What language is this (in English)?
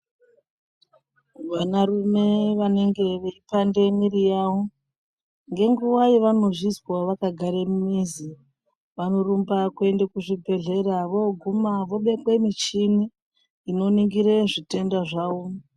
Ndau